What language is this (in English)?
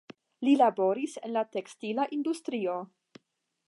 Esperanto